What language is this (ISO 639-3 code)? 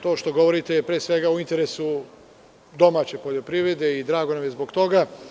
srp